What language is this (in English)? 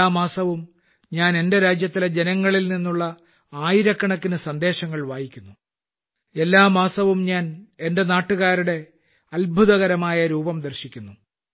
Malayalam